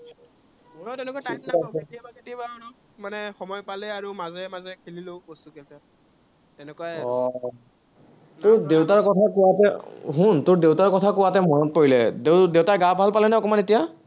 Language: Assamese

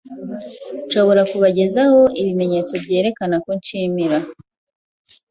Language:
Kinyarwanda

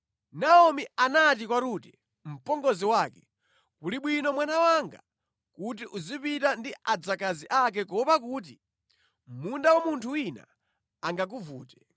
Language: Nyanja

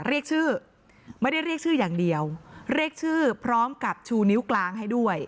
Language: Thai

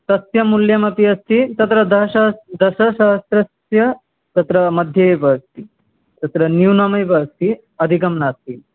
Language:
Sanskrit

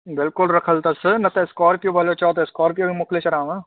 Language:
Sindhi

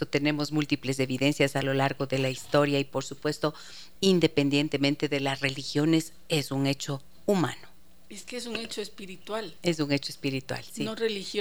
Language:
Spanish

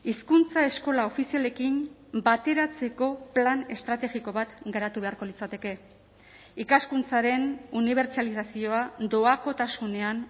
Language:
Basque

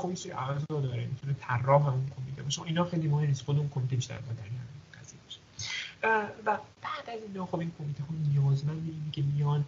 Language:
Persian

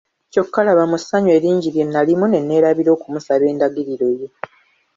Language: Ganda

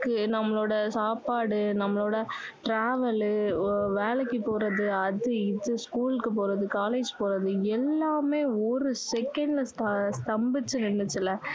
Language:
Tamil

